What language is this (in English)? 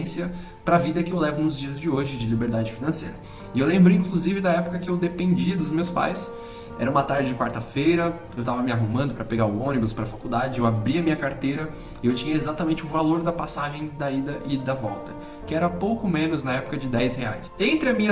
Portuguese